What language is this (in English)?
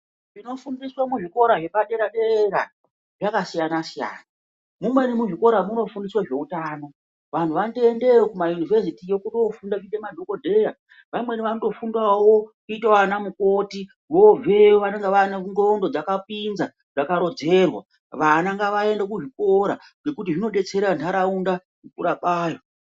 Ndau